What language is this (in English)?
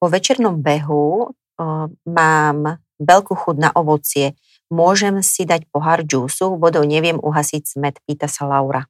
Slovak